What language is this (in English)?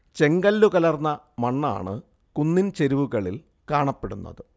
Malayalam